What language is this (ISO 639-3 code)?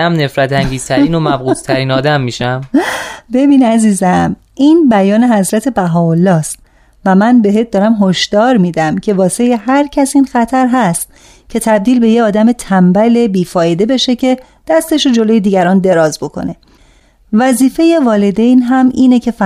fas